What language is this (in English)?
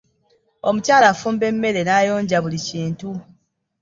Ganda